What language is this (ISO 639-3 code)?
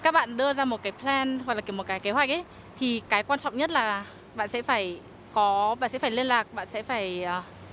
vie